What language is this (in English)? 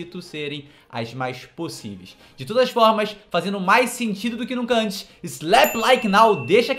Portuguese